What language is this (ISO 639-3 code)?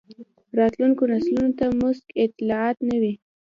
pus